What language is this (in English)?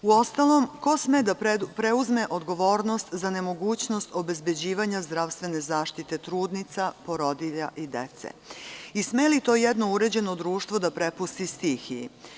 Serbian